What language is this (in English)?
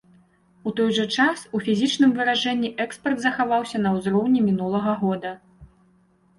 Belarusian